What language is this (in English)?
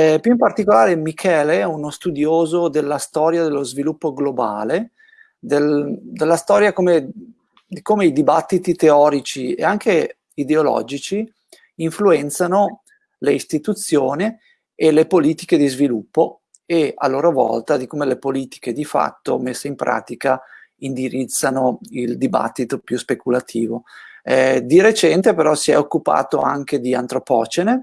Italian